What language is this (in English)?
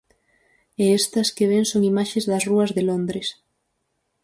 Galician